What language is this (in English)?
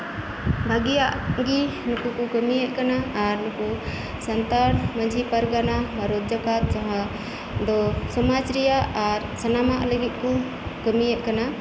Santali